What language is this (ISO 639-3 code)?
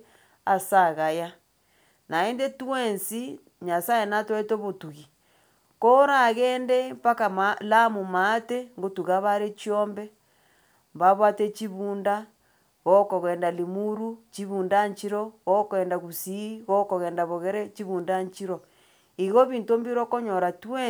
guz